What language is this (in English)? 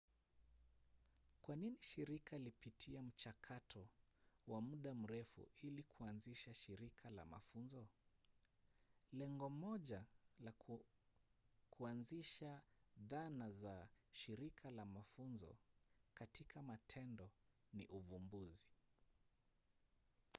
Swahili